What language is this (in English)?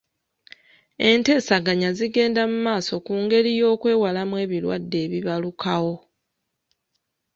Ganda